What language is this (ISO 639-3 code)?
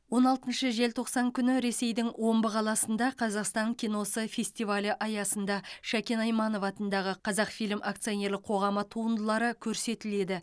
kaz